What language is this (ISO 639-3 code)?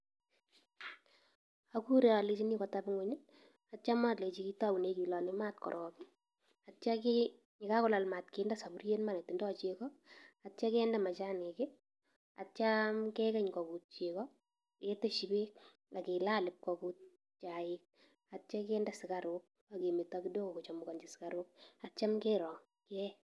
kln